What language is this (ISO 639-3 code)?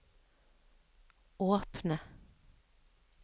nor